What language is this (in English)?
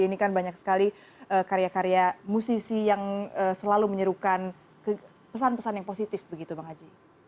Indonesian